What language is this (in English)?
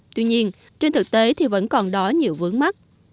Vietnamese